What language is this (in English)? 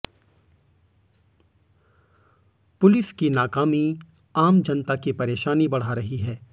Hindi